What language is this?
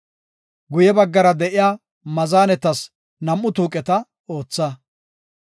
Gofa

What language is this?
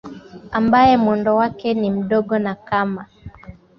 Swahili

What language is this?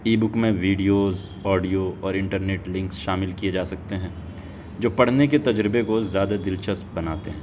Urdu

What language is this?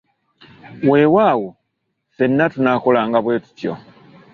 Ganda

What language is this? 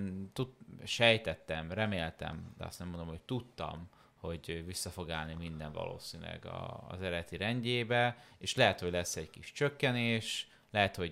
Hungarian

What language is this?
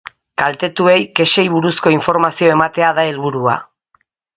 Basque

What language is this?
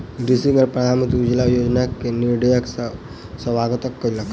Maithili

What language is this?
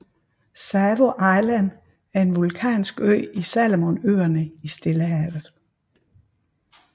Danish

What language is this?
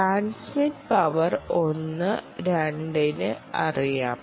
Malayalam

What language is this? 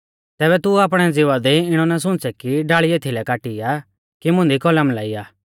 Mahasu Pahari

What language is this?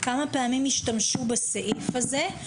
Hebrew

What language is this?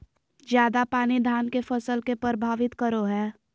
Magahi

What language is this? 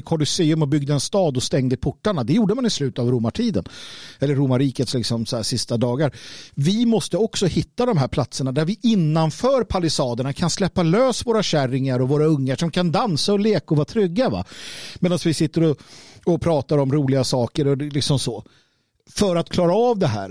Swedish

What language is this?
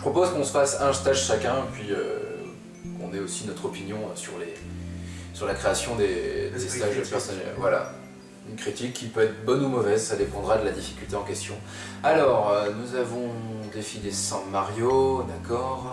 French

